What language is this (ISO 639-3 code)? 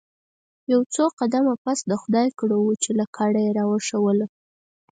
pus